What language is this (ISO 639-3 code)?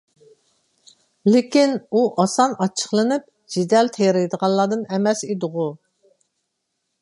uig